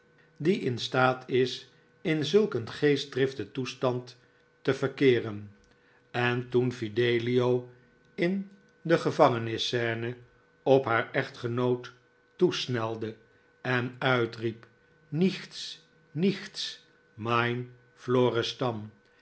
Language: Dutch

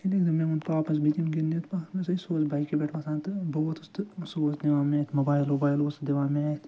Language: Kashmiri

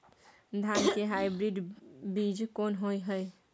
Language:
Maithili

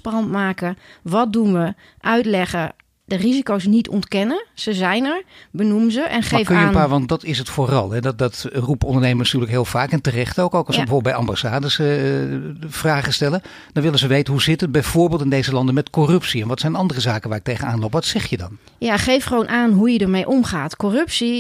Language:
Dutch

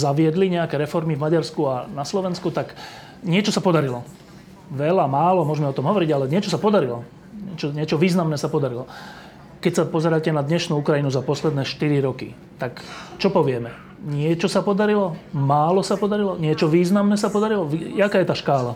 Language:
Slovak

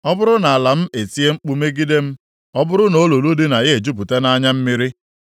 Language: Igbo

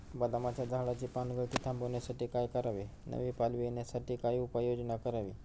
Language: Marathi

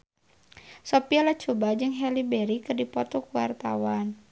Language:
Sundanese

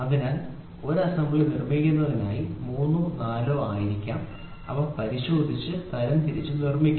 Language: Malayalam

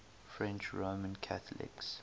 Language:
English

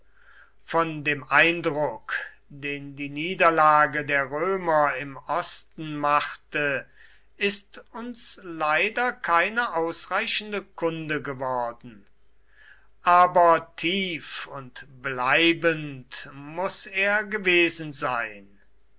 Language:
German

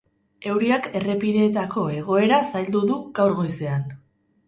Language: Basque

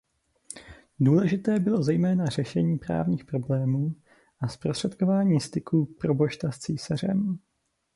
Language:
Czech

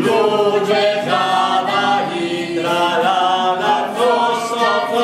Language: Ukrainian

